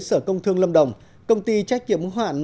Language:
Vietnamese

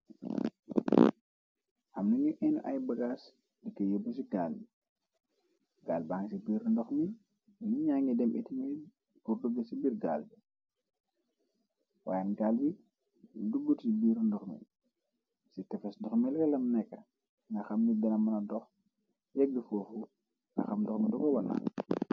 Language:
Wolof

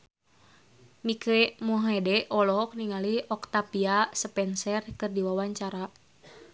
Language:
Sundanese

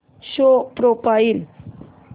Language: Marathi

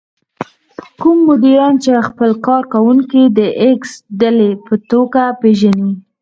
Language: Pashto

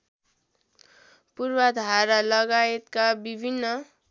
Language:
Nepali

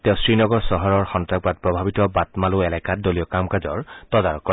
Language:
Assamese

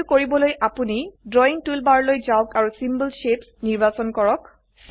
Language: Assamese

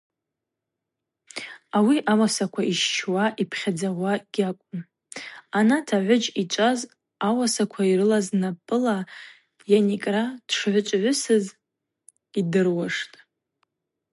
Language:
Abaza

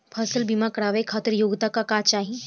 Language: Bhojpuri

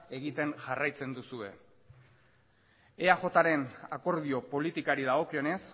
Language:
Basque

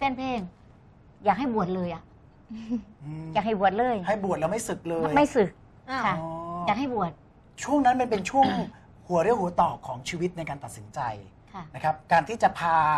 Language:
Thai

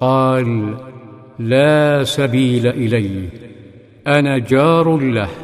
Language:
Arabic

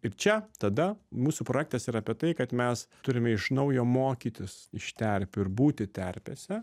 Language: Lithuanian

